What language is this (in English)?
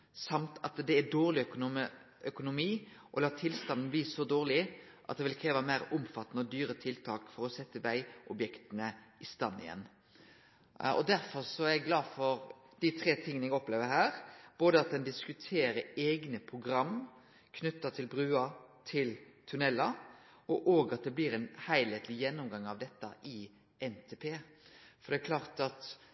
Norwegian Nynorsk